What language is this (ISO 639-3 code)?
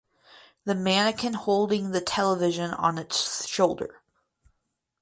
eng